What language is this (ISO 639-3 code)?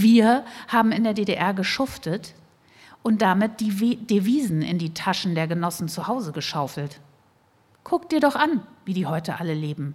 deu